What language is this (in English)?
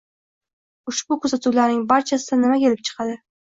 Uzbek